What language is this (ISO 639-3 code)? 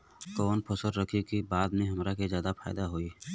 bho